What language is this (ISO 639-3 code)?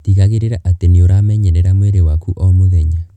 kik